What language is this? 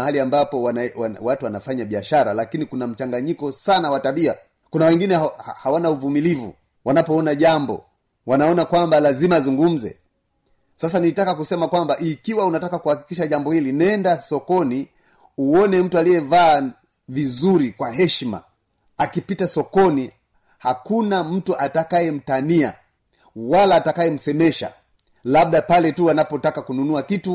Swahili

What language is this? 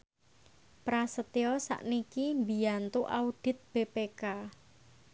Javanese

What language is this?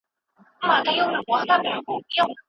Pashto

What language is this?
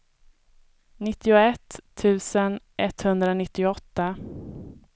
Swedish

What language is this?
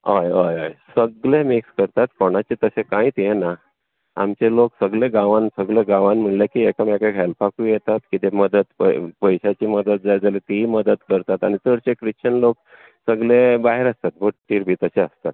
Konkani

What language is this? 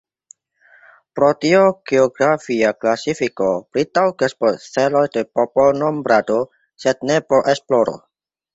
Esperanto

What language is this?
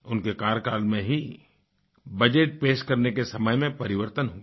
Hindi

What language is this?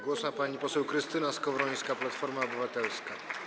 Polish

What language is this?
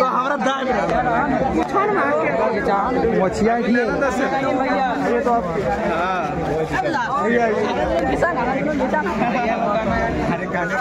Hindi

